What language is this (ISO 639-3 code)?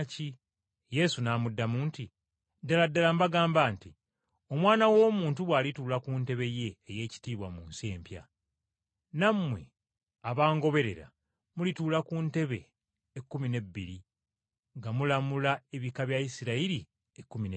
lug